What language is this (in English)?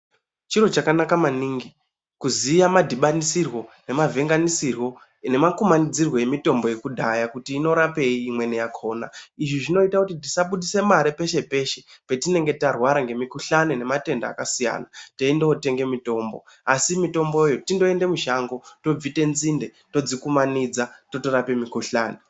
Ndau